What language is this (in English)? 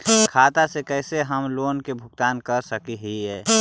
Magahi